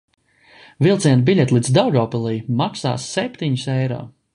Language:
Latvian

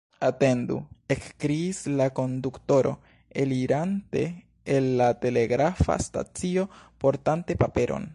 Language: Esperanto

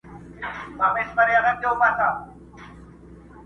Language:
Pashto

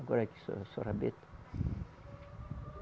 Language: Portuguese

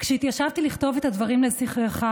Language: Hebrew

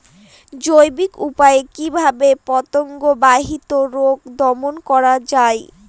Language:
Bangla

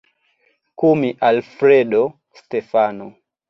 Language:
Swahili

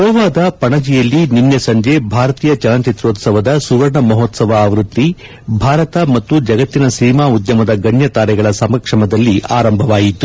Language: Kannada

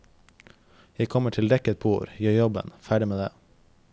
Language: Norwegian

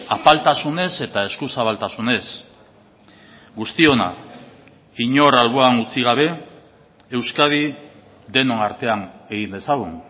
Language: Basque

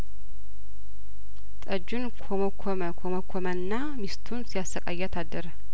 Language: Amharic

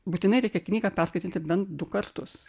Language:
Lithuanian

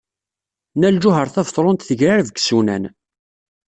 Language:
Kabyle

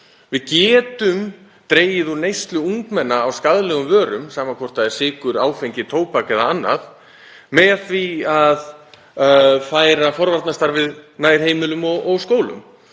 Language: Icelandic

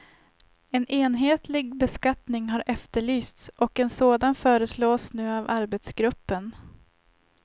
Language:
Swedish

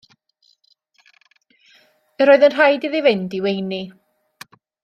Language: Welsh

